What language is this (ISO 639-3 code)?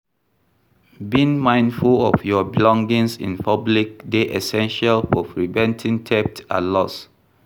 pcm